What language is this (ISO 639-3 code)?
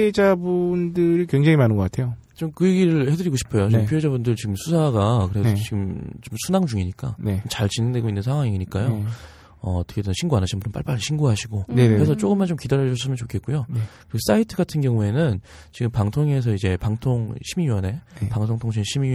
kor